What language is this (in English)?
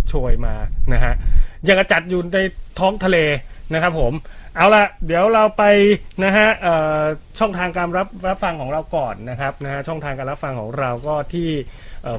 Thai